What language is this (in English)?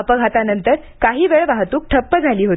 Marathi